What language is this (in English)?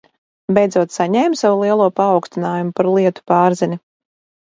Latvian